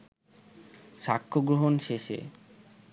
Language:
Bangla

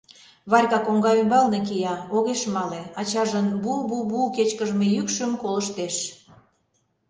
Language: Mari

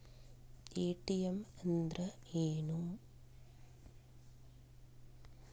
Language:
Kannada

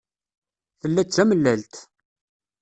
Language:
Kabyle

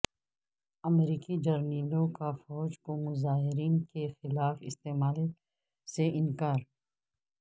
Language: Urdu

